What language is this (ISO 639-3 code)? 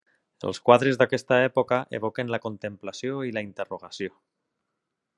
cat